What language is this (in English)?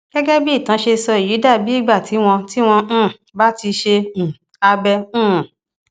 Yoruba